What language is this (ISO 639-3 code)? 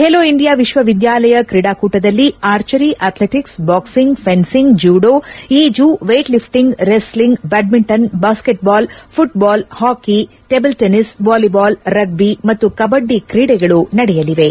kan